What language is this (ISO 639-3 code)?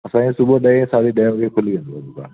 snd